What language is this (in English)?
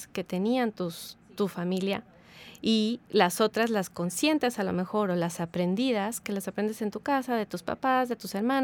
Spanish